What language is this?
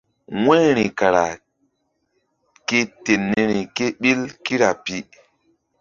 Mbum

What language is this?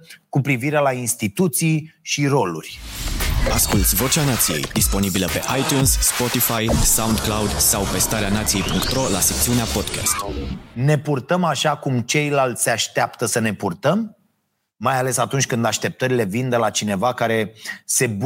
Romanian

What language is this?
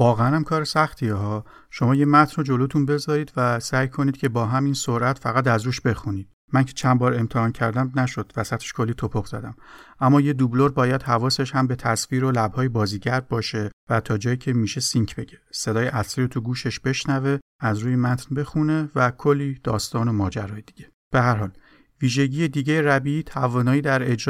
Persian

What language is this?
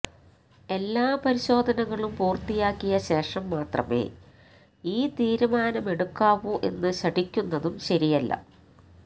Malayalam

